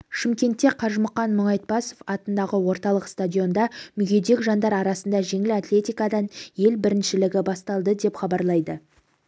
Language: Kazakh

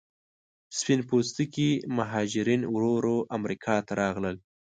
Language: Pashto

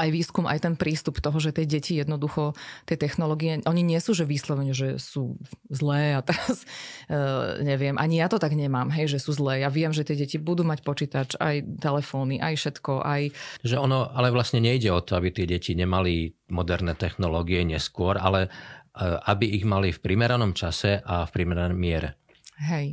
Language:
Slovak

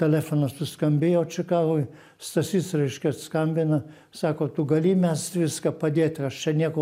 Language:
Lithuanian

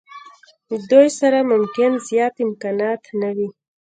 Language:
Pashto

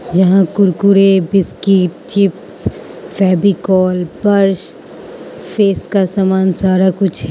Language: Hindi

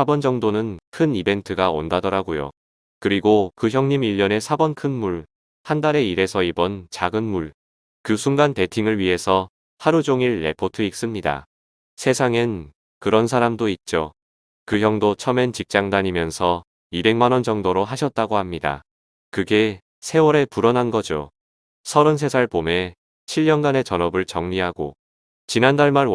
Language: Korean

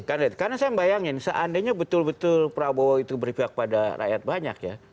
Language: Indonesian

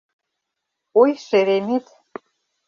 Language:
Mari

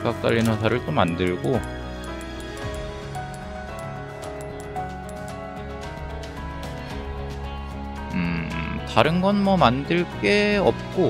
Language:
Korean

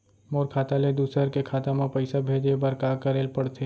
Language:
Chhattisgarhi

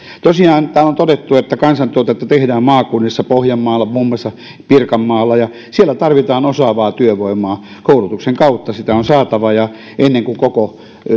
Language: Finnish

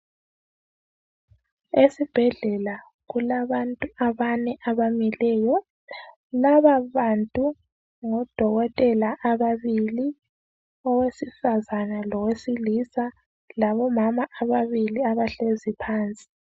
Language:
North Ndebele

